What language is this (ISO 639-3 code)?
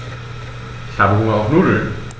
deu